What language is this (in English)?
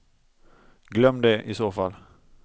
Swedish